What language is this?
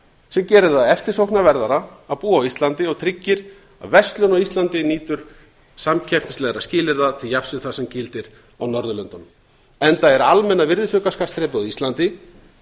Icelandic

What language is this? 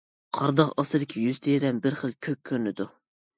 Uyghur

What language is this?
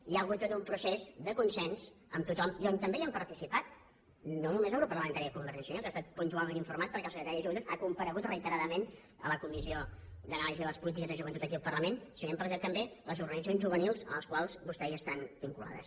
Catalan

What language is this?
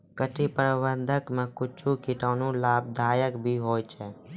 Maithili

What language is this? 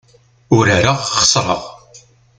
Kabyle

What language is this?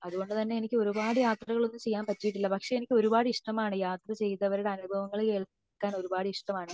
Malayalam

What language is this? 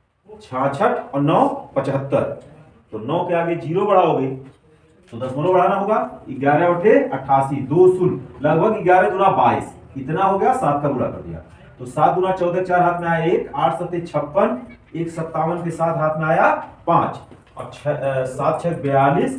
Hindi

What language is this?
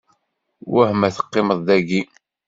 Kabyle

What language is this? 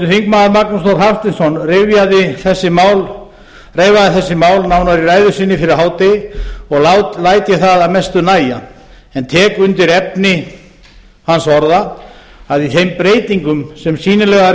Icelandic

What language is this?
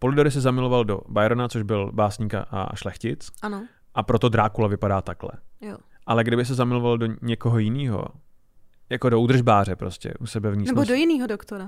Czech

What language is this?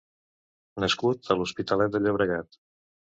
Catalan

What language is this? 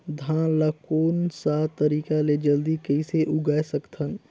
Chhattisgarhi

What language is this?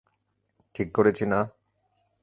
Bangla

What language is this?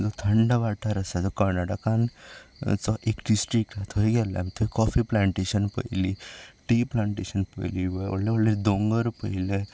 Konkani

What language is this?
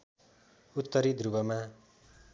Nepali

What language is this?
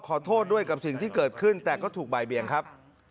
Thai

